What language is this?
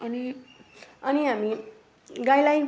Nepali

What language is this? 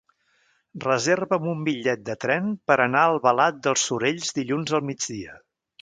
Catalan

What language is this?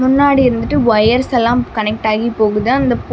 Tamil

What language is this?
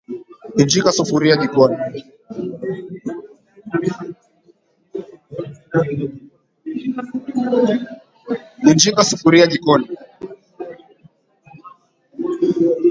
Swahili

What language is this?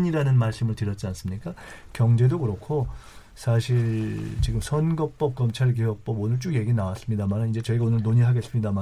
Korean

